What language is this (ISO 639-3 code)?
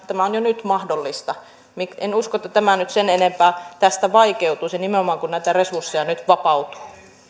fin